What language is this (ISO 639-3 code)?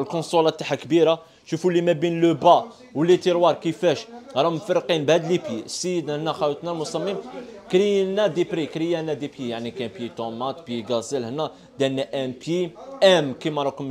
ara